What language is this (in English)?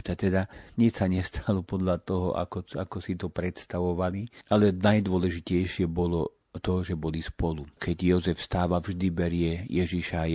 Slovak